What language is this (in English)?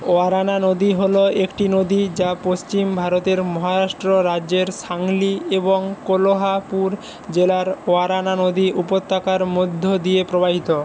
Bangla